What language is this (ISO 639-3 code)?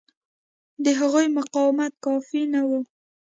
pus